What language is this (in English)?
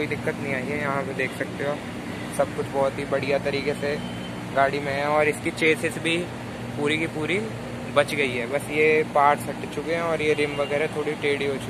Hindi